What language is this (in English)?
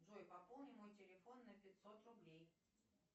Russian